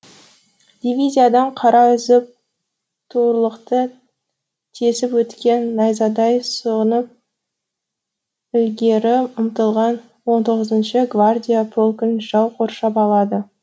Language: Kazakh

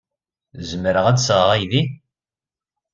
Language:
Kabyle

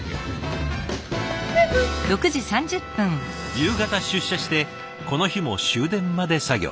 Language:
Japanese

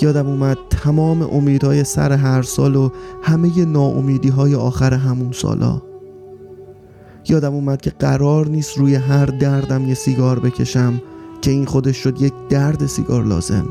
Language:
Persian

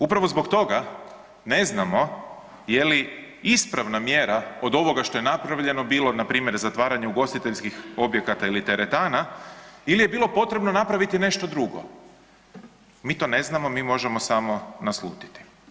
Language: Croatian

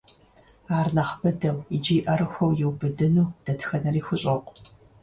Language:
Kabardian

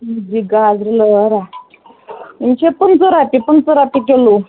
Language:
Kashmiri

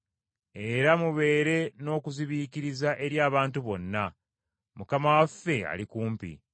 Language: Ganda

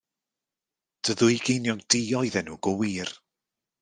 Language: Welsh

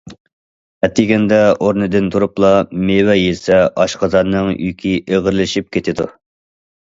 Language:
Uyghur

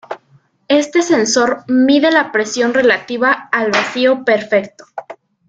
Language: Spanish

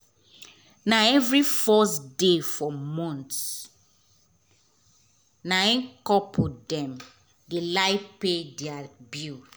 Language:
Nigerian Pidgin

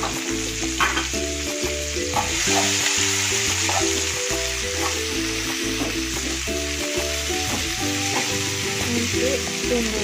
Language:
Indonesian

